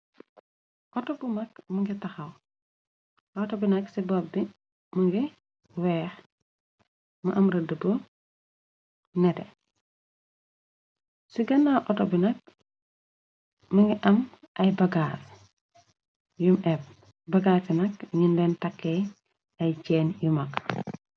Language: Wolof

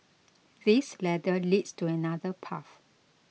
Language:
English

